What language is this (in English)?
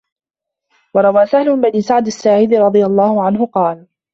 Arabic